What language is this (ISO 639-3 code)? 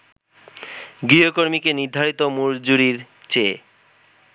ben